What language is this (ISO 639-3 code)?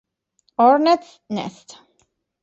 ita